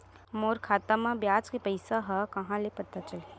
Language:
Chhattisgarhi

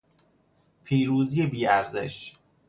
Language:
Persian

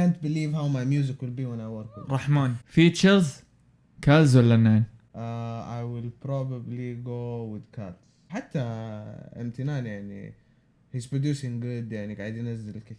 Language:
Arabic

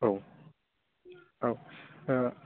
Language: Bodo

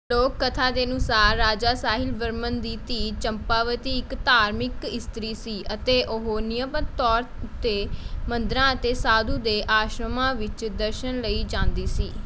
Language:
Punjabi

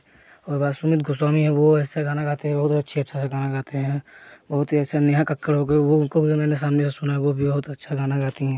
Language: Hindi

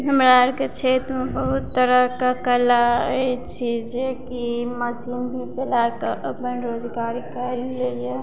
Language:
Maithili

